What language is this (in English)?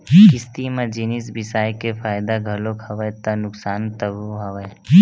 Chhattisgarhi